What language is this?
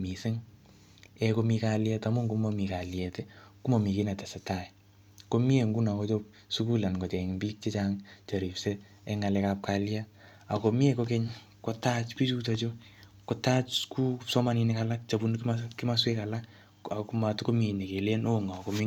Kalenjin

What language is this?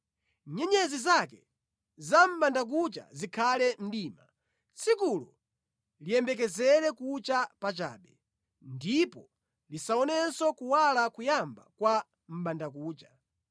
Nyanja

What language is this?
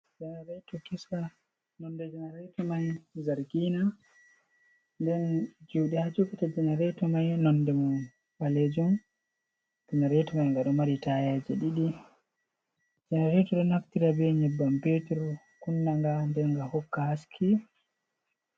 Fula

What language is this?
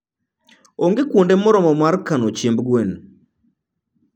Luo (Kenya and Tanzania)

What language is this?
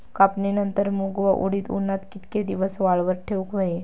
Marathi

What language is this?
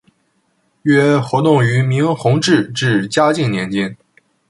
Chinese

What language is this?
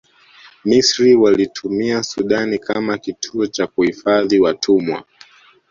Swahili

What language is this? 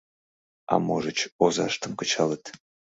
Mari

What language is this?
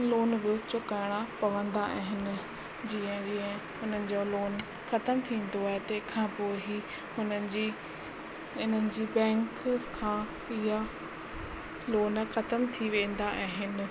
Sindhi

